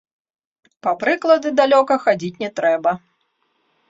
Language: Belarusian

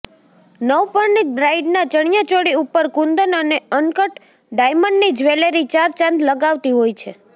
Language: Gujarati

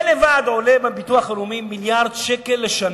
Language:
Hebrew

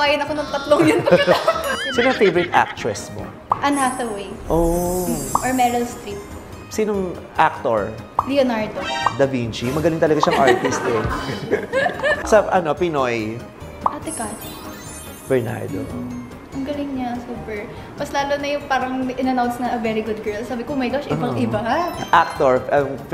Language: Filipino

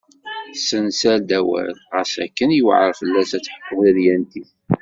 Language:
Kabyle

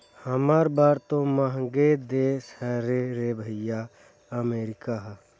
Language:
Chhattisgarhi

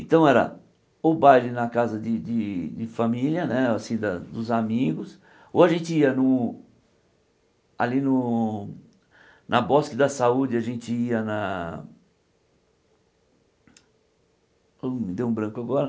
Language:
Portuguese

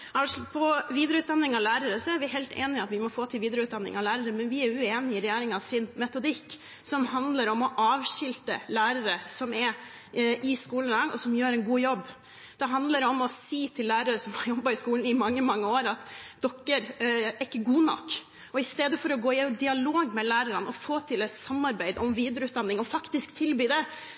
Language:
Norwegian Bokmål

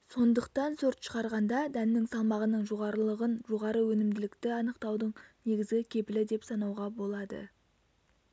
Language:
Kazakh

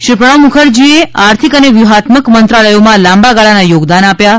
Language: Gujarati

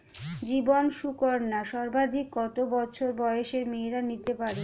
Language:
Bangla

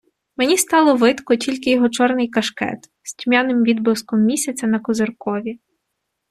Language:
Ukrainian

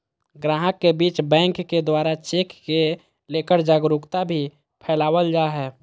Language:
Magahi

